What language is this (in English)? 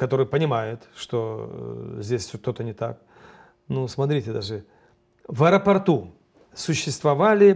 Russian